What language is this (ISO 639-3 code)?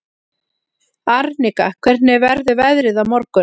isl